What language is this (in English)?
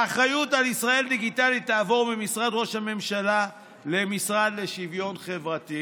Hebrew